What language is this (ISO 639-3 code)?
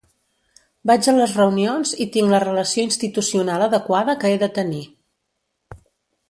cat